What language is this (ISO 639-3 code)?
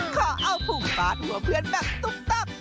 tha